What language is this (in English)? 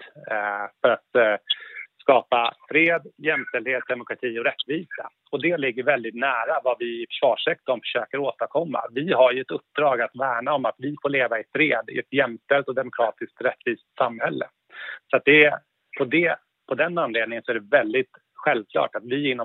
Swedish